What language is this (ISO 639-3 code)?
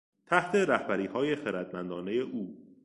fas